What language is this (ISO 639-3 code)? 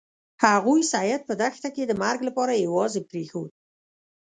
pus